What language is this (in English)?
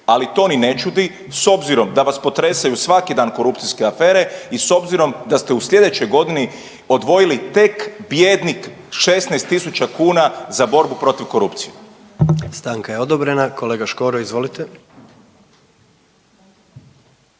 Croatian